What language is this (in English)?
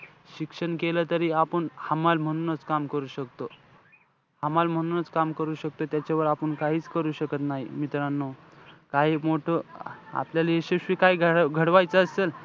Marathi